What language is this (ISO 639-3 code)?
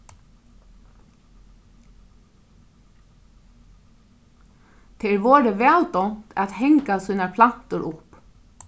fao